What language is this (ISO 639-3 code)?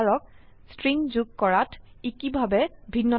asm